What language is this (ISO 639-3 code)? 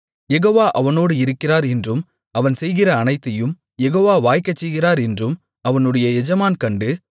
tam